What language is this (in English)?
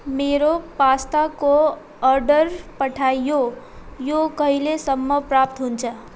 Nepali